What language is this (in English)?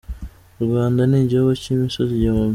Kinyarwanda